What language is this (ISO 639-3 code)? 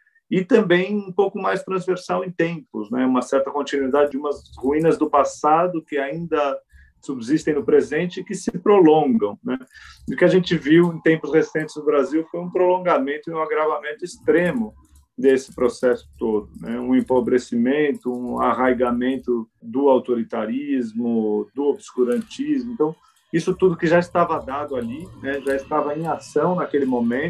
por